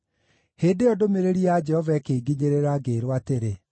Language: Kikuyu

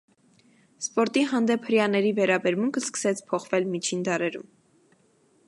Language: Armenian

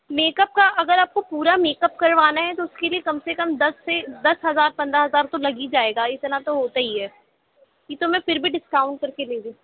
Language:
Urdu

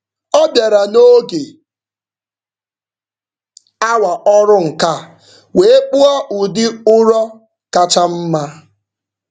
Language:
Igbo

